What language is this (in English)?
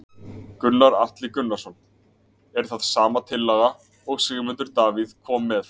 Icelandic